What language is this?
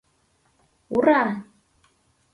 Mari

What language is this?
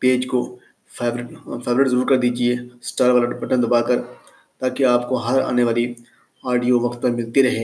Urdu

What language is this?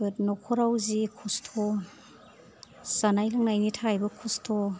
Bodo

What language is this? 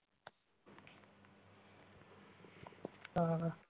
Punjabi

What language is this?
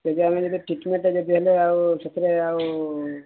Odia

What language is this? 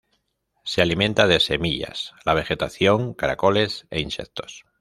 Spanish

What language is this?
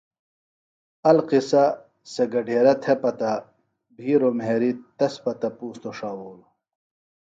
Phalura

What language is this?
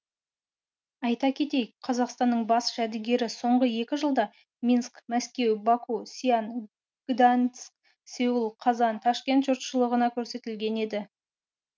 Kazakh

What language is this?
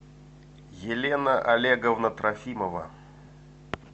Russian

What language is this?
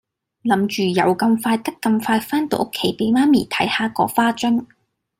Cantonese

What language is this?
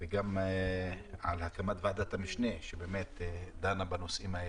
Hebrew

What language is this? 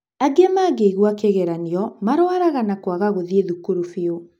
Kikuyu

